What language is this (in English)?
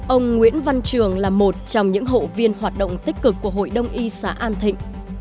Vietnamese